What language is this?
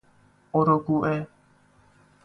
Persian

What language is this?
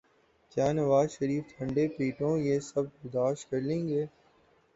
Urdu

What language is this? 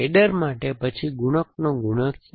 Gujarati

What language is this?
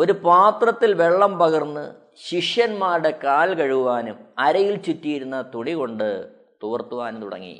Malayalam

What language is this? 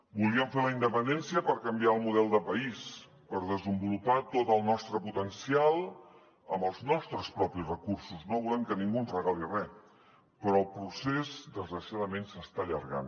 Catalan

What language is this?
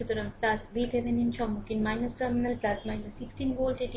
Bangla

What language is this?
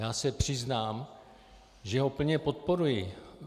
Czech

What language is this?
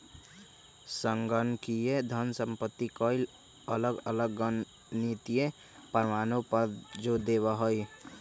Magahi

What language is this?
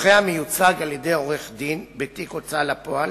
Hebrew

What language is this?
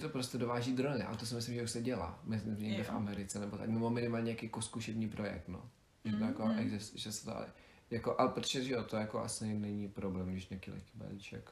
Czech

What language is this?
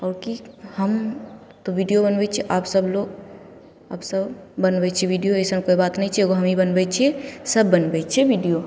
Maithili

